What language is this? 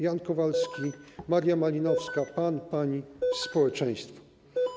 Polish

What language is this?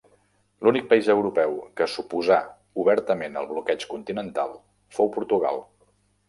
Catalan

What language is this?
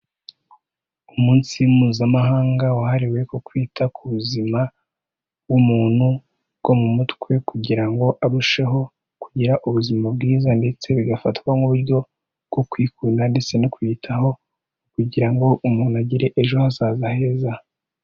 Kinyarwanda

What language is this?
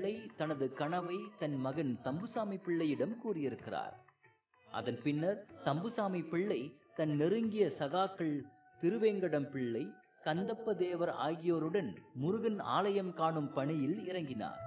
Tamil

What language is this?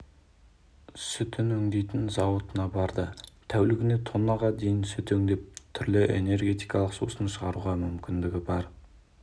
Kazakh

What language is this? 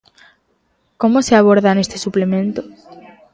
Galician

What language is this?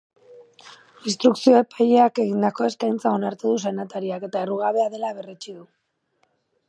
Basque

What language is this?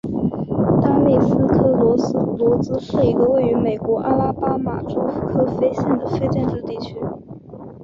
Chinese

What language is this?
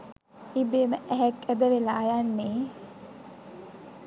Sinhala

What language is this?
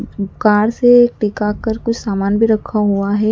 Hindi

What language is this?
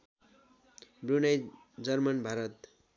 Nepali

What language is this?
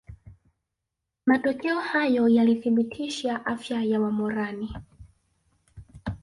Swahili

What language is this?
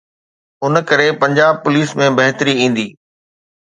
Sindhi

